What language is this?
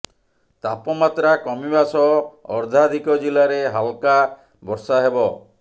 Odia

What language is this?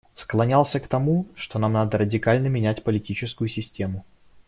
Russian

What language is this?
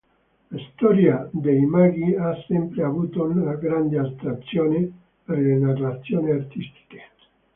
Italian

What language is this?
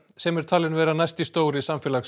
Icelandic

